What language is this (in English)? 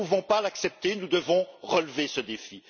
French